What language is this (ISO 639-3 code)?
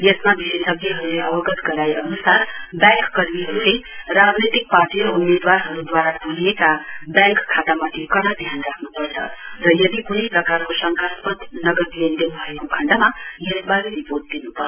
nep